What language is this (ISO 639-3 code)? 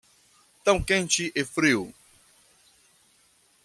por